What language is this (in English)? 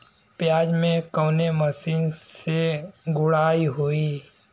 Bhojpuri